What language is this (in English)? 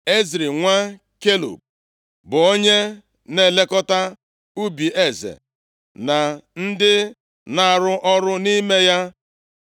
Igbo